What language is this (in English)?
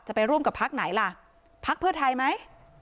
Thai